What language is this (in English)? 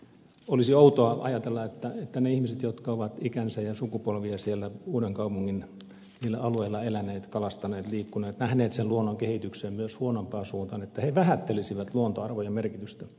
Finnish